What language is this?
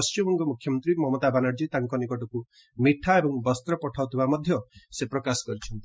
Odia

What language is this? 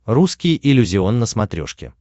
Russian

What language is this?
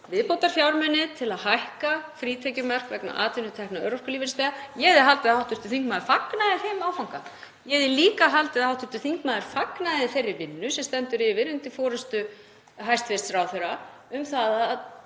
Icelandic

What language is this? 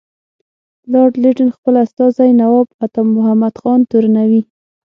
Pashto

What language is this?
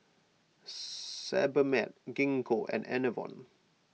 English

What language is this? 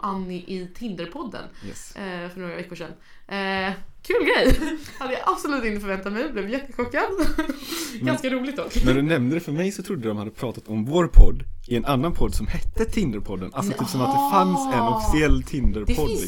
Swedish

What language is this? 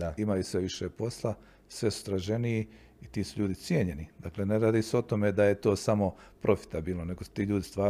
Croatian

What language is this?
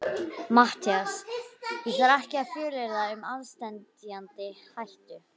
Icelandic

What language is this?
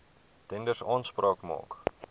Afrikaans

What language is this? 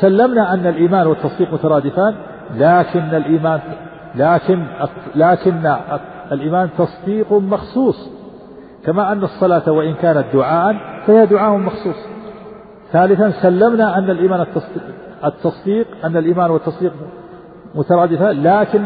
Arabic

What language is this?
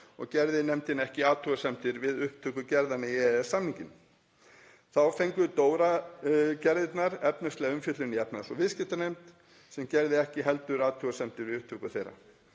Icelandic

